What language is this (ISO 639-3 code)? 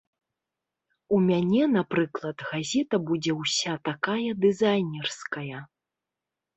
bel